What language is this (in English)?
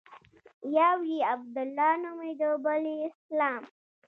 Pashto